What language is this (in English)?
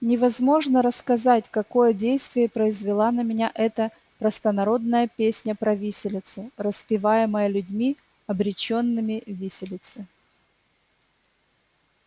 Russian